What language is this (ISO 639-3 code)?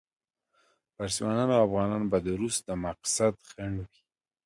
pus